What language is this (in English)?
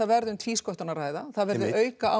Icelandic